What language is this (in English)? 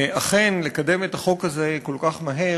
Hebrew